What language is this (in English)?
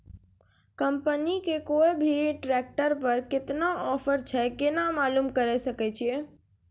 Maithili